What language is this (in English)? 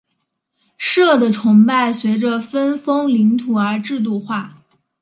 Chinese